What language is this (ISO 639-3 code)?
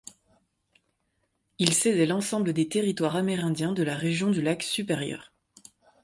fra